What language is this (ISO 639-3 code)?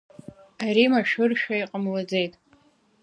abk